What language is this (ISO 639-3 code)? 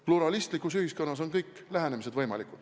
est